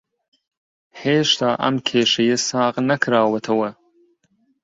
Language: Central Kurdish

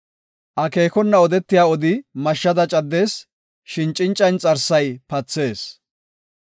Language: Gofa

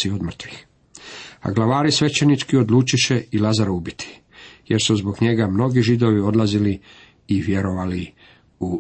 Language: Croatian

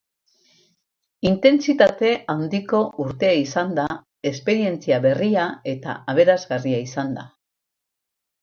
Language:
Basque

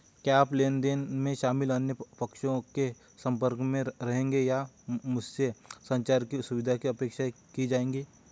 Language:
Hindi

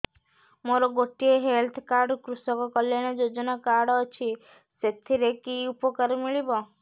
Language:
Odia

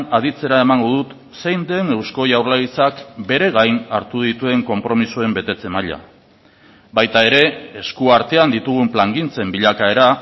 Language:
Basque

